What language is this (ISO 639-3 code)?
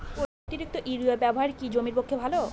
ben